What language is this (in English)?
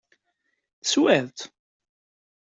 Kabyle